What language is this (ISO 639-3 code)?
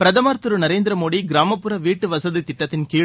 tam